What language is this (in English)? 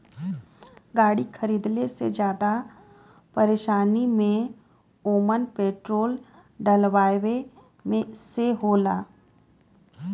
Bhojpuri